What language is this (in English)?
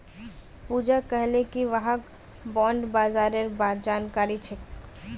Magahi